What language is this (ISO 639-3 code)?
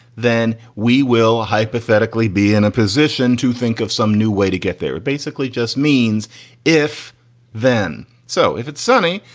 eng